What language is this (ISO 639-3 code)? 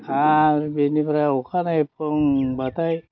brx